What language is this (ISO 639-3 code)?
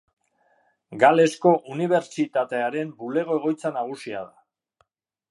eus